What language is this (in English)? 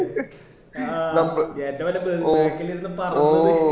Malayalam